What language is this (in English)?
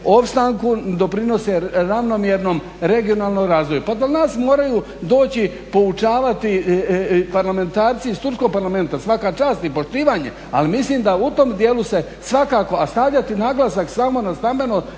Croatian